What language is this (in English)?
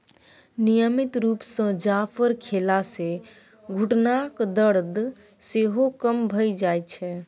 Maithili